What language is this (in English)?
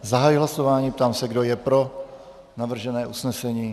Czech